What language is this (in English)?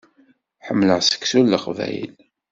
Kabyle